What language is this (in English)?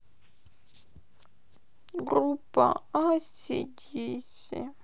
Russian